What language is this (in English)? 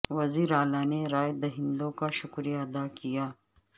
Urdu